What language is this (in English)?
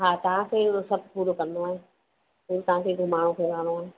Sindhi